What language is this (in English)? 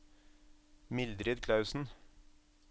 Norwegian